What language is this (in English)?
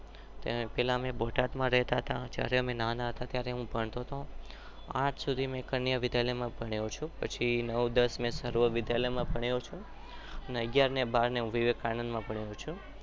Gujarati